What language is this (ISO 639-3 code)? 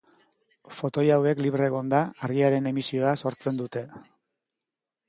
eus